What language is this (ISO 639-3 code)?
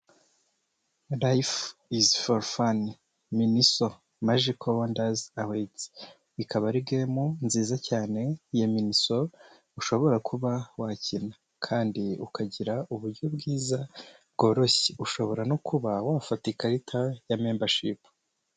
kin